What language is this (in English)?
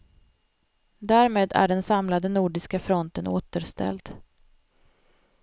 Swedish